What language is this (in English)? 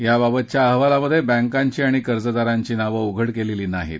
Marathi